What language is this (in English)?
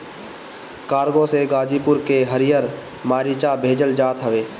Bhojpuri